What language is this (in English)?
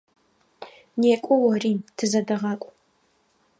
Adyghe